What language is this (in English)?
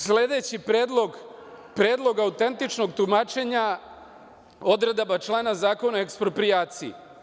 Serbian